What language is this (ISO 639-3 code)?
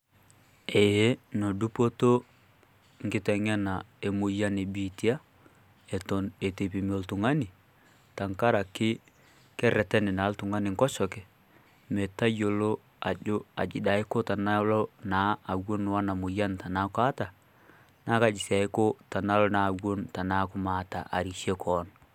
mas